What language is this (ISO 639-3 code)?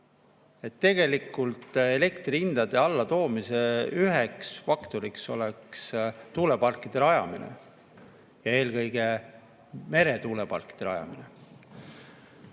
est